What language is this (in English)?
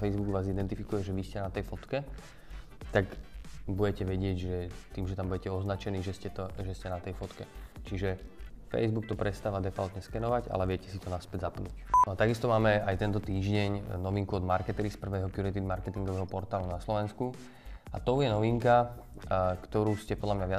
Slovak